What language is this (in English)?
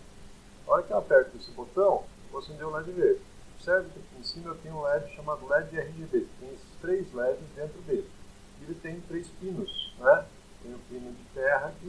Portuguese